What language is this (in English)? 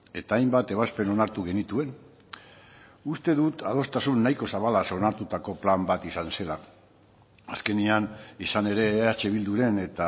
Basque